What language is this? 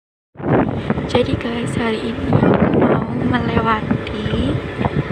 Indonesian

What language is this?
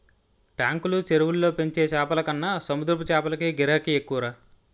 Telugu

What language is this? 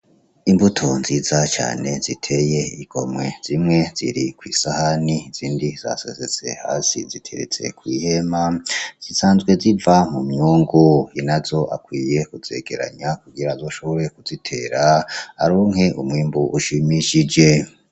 Rundi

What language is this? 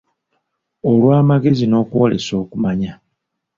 Ganda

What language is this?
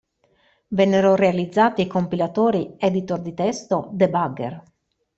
Italian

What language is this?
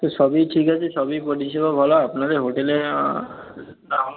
Bangla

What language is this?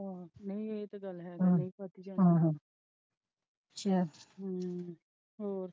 Punjabi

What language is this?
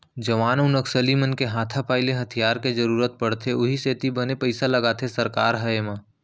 Chhattisgarhi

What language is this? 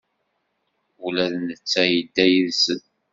Kabyle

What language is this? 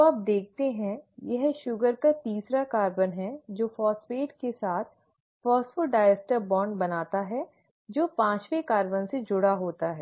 Hindi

